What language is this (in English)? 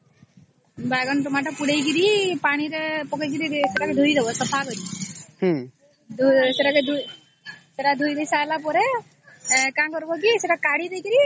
Odia